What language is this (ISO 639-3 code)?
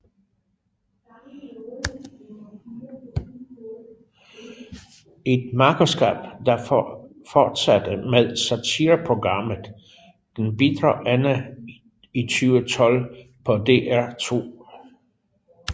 dan